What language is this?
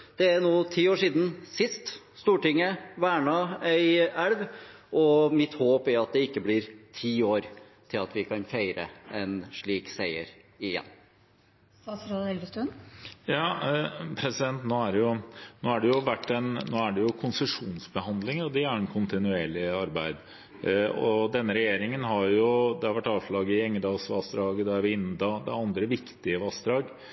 Norwegian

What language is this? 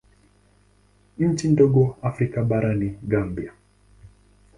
Swahili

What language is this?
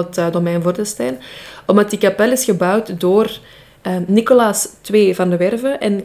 Dutch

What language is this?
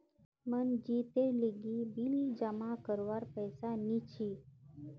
Magahi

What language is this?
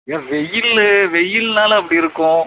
Tamil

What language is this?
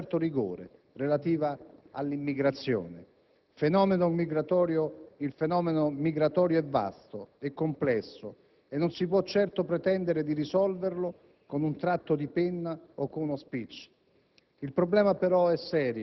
Italian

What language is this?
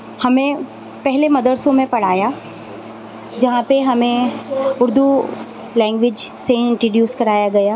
Urdu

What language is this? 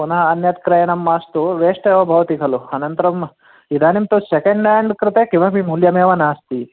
Sanskrit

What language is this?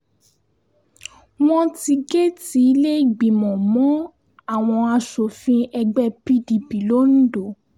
Yoruba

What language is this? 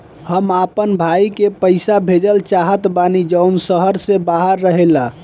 Bhojpuri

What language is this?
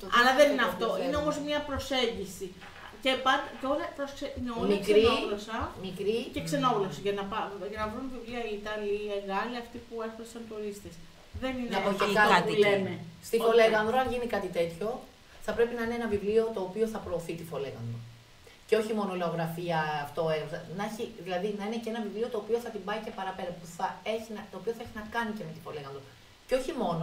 Greek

